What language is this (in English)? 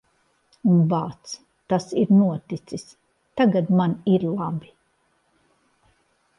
Latvian